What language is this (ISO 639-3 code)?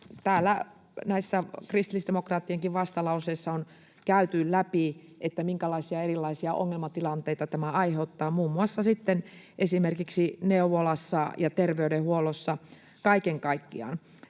fin